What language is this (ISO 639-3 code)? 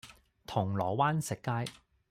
yue